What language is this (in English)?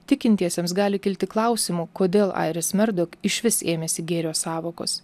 Lithuanian